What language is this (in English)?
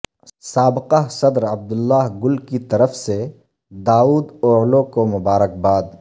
Urdu